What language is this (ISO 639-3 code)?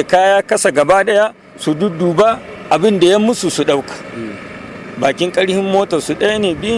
hau